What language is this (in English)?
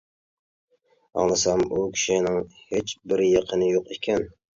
Uyghur